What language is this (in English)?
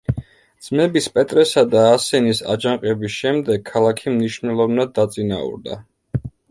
Georgian